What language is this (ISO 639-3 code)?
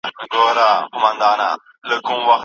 pus